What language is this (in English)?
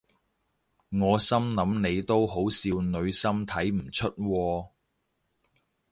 Cantonese